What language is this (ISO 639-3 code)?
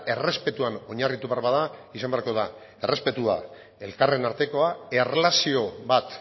eus